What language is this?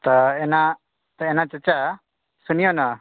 Maithili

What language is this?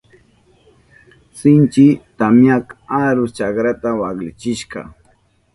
Southern Pastaza Quechua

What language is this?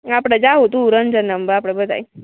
Gujarati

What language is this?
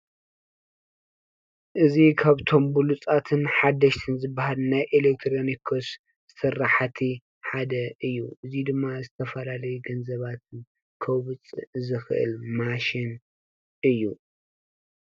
Tigrinya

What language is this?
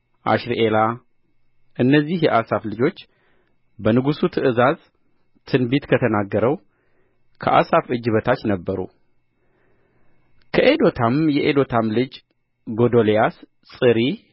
Amharic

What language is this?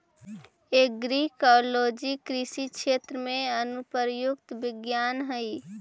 Magahi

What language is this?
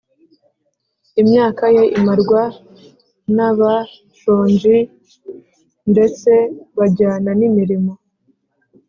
Kinyarwanda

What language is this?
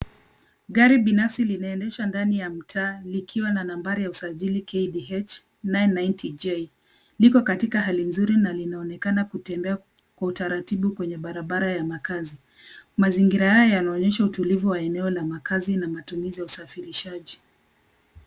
Swahili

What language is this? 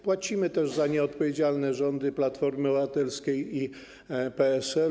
Polish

